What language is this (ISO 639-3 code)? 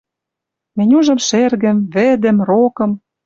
mrj